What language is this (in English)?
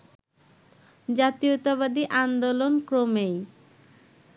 Bangla